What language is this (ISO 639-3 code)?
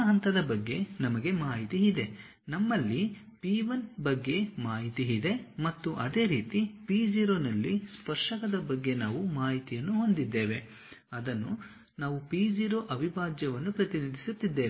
kan